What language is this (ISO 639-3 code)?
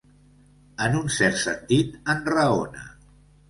cat